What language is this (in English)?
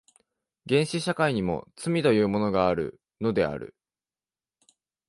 Japanese